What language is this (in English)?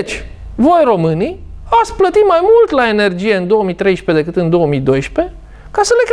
Romanian